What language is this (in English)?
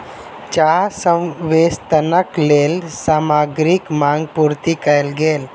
Maithili